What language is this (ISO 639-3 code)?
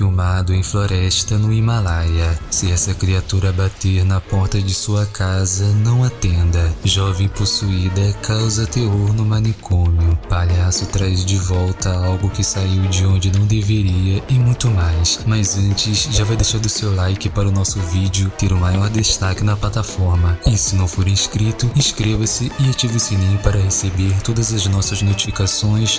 por